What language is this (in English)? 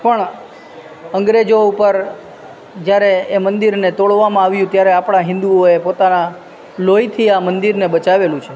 Gujarati